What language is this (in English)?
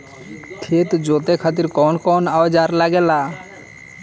Bhojpuri